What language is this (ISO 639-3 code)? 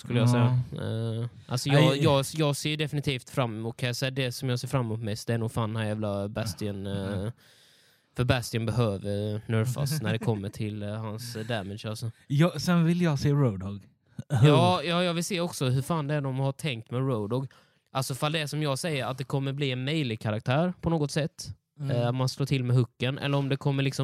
swe